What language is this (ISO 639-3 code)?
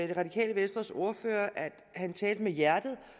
dan